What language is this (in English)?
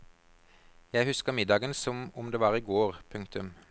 Norwegian